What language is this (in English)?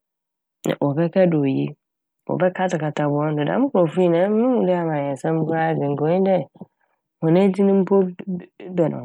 Akan